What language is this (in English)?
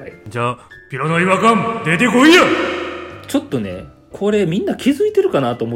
Japanese